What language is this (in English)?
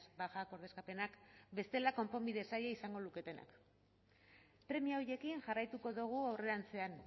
Basque